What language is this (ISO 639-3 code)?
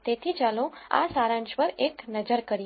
guj